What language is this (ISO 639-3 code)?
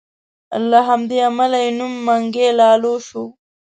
pus